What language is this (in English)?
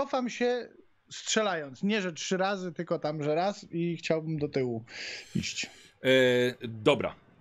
Polish